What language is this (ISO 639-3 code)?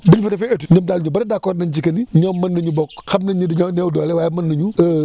wol